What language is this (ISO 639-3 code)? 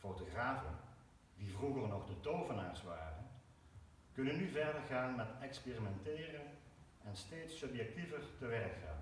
nld